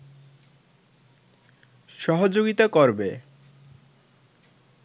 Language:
Bangla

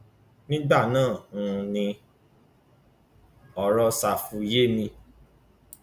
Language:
Yoruba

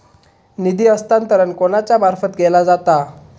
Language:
Marathi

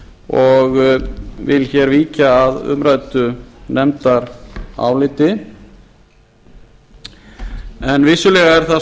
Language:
Icelandic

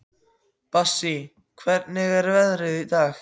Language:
Icelandic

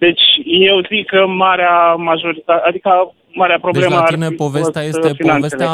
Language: Romanian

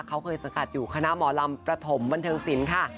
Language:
Thai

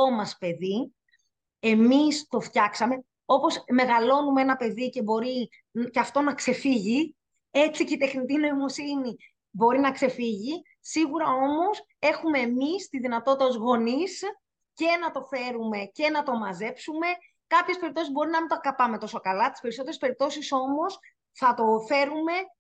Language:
Greek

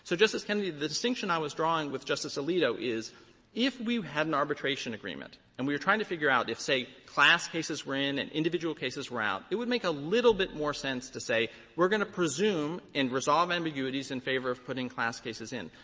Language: English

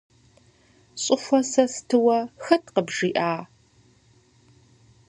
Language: Kabardian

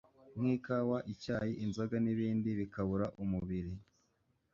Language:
Kinyarwanda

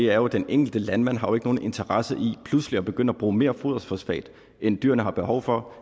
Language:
Danish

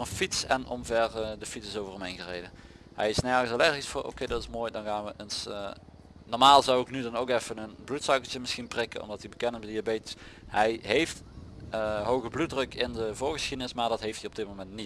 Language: Dutch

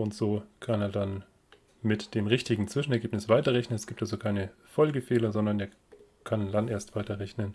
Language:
German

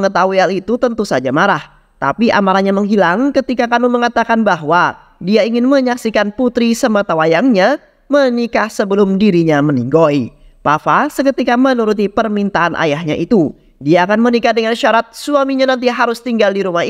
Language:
Indonesian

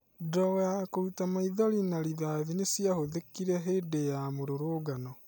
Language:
Kikuyu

